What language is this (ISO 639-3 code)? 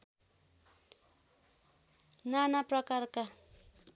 nep